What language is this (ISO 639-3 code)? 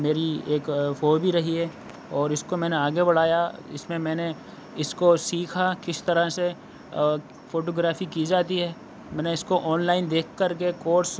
urd